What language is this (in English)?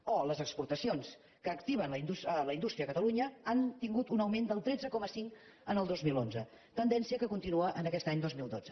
Catalan